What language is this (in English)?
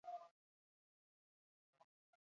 Basque